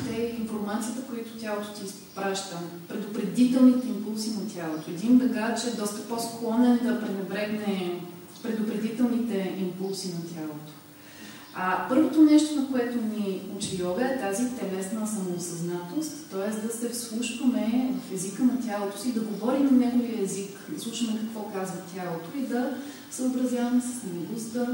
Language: Bulgarian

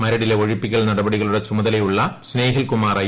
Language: Malayalam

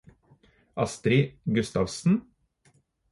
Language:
Norwegian Bokmål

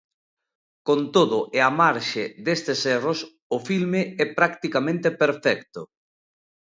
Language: Galician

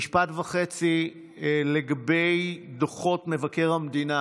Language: Hebrew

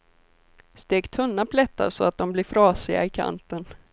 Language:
Swedish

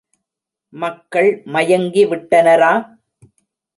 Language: Tamil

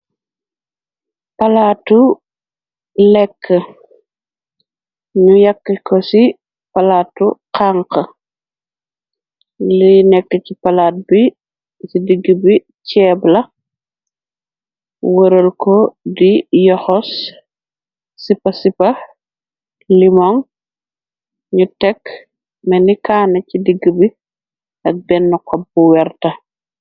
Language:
Wolof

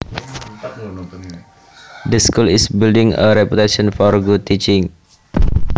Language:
Javanese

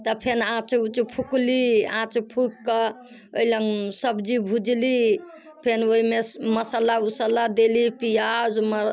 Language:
Maithili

